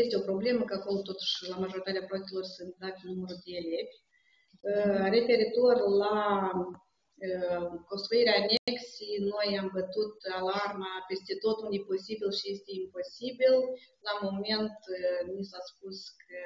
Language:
Romanian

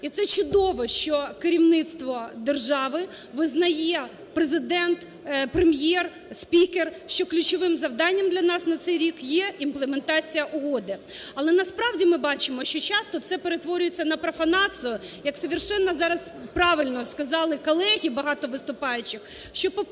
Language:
Ukrainian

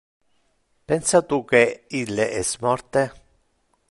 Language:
Interlingua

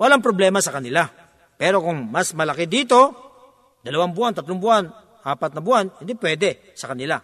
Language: Filipino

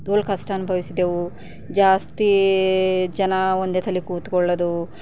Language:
Kannada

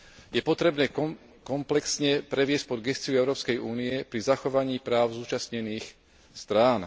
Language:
Slovak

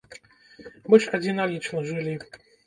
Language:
Belarusian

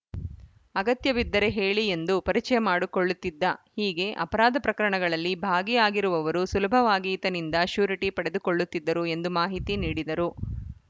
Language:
Kannada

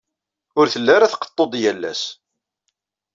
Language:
Kabyle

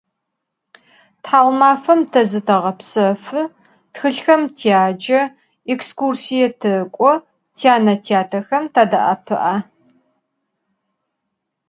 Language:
Adyghe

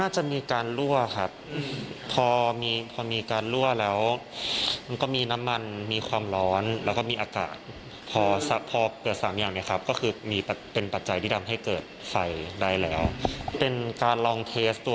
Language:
Thai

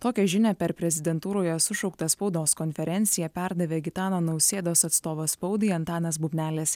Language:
Lithuanian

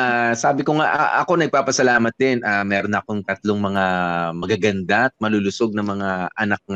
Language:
Filipino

